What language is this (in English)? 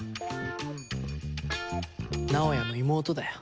Japanese